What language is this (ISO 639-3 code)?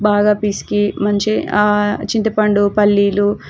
tel